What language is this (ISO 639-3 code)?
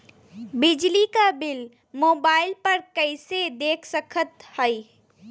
bho